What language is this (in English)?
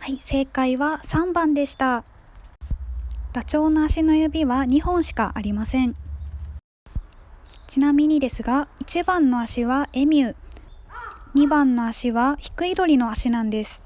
Japanese